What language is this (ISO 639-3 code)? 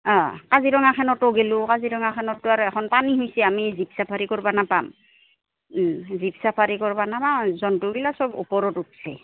asm